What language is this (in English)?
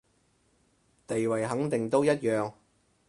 Cantonese